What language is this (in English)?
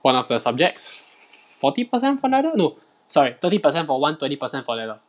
English